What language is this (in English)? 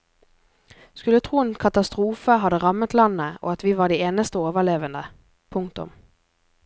Norwegian